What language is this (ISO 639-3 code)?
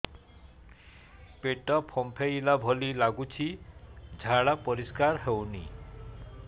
ori